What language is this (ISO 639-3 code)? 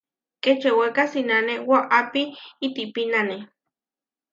var